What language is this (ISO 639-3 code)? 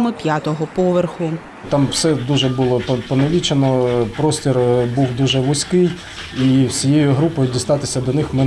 ukr